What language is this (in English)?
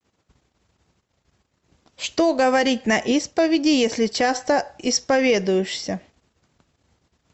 Russian